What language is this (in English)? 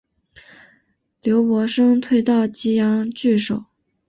Chinese